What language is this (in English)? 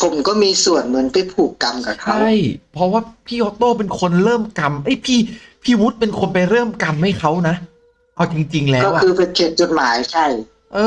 Thai